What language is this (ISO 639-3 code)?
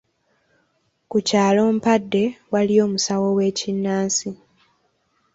lug